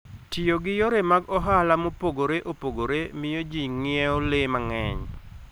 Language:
Luo (Kenya and Tanzania)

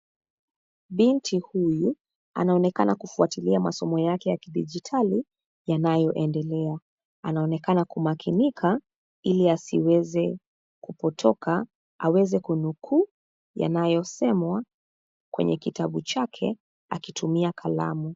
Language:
Swahili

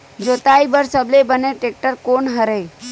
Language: Chhattisgarhi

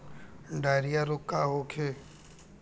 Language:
Bhojpuri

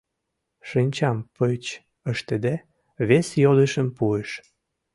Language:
Mari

